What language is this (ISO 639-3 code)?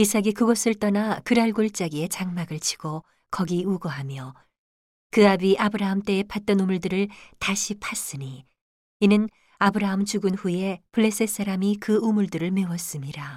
kor